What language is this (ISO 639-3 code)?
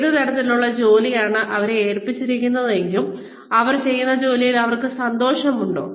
mal